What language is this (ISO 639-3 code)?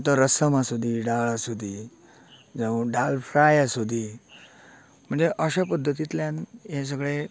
kok